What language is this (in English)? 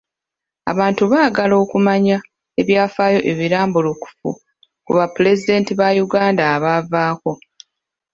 Ganda